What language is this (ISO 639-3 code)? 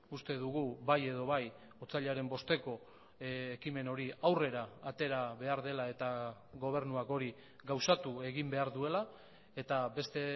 eus